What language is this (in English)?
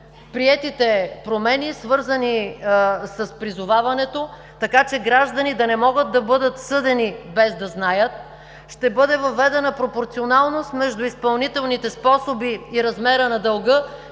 Bulgarian